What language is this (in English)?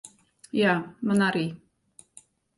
Latvian